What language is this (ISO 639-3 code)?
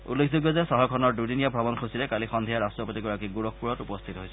asm